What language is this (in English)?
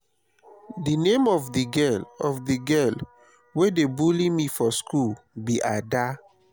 Nigerian Pidgin